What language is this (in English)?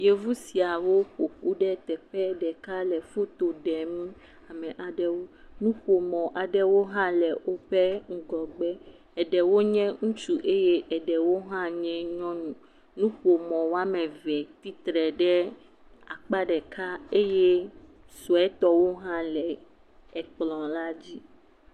Ewe